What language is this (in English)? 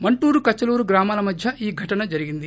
Telugu